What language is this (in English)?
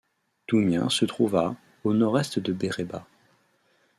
French